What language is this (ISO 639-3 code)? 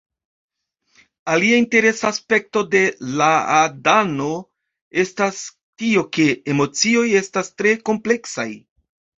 epo